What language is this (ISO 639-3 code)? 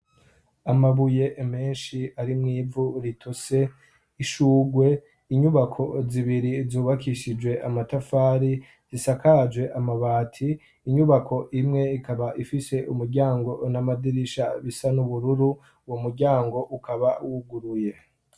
run